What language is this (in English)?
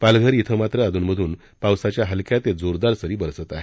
Marathi